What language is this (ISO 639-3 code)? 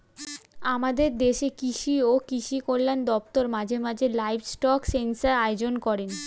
ben